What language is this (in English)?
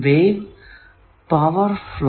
Malayalam